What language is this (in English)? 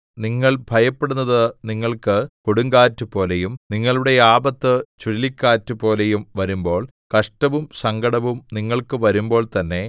Malayalam